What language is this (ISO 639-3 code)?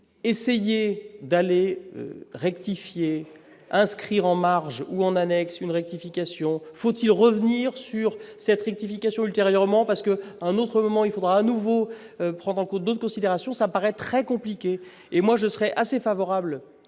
fra